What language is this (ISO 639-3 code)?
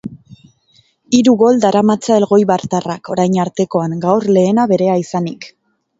eus